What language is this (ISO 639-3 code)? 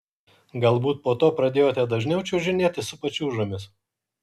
lit